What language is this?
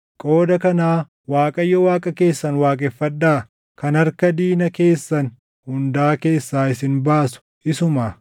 Oromo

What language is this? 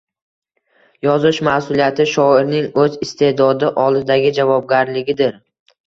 Uzbek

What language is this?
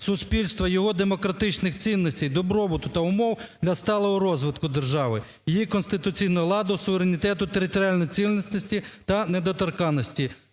Ukrainian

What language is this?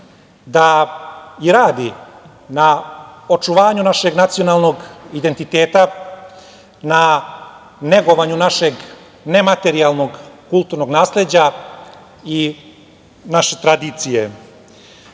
Serbian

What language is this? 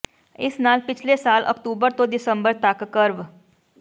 Punjabi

